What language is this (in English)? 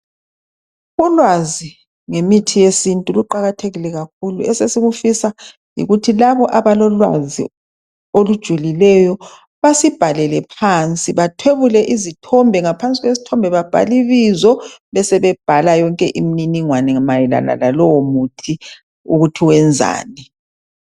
North Ndebele